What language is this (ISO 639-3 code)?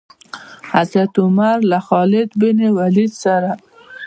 pus